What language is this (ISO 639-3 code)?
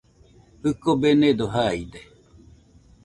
hux